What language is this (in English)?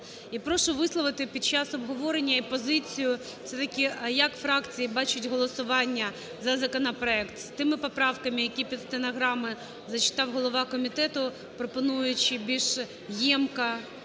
Ukrainian